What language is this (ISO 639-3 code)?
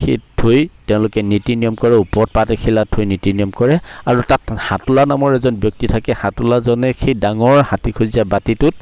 asm